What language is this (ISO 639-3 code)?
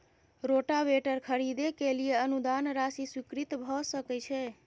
mai